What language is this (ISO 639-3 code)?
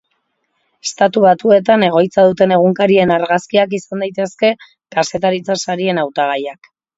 eus